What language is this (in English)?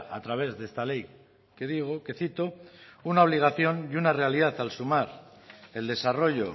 Spanish